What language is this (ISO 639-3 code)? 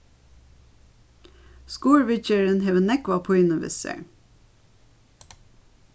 fao